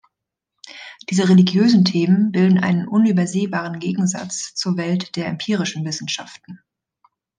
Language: German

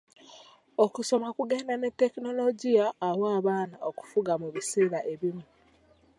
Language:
Ganda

